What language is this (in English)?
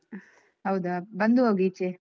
Kannada